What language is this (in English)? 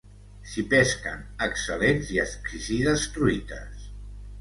Catalan